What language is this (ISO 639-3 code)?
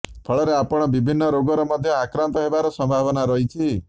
ori